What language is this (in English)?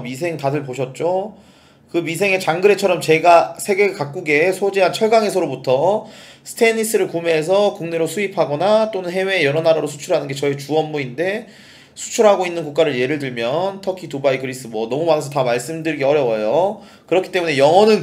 Korean